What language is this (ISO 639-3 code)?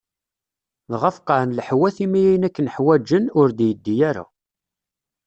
kab